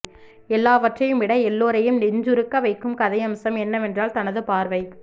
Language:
Tamil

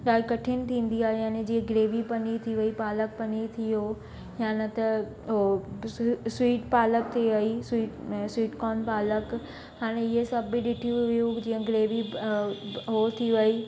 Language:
Sindhi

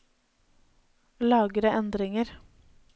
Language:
Norwegian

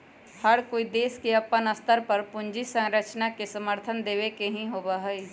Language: Magahi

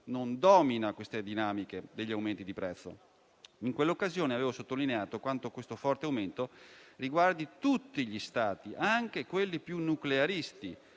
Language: Italian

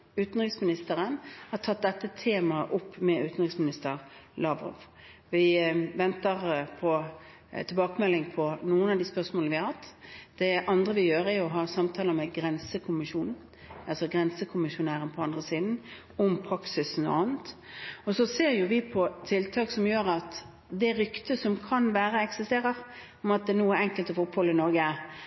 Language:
Norwegian Bokmål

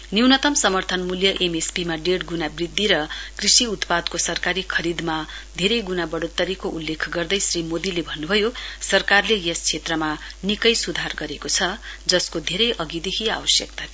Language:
Nepali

